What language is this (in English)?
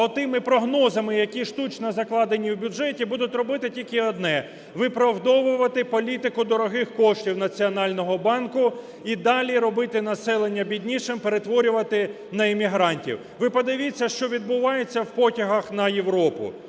Ukrainian